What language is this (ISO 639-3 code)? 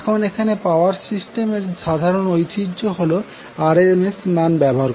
ben